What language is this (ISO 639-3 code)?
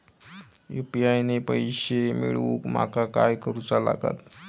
mar